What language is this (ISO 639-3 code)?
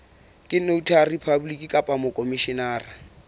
sot